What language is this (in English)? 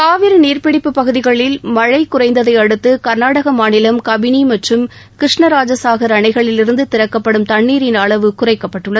Tamil